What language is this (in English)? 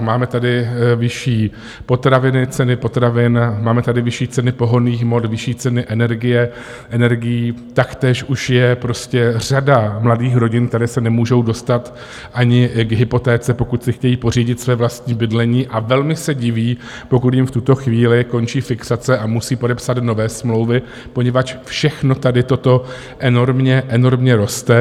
Czech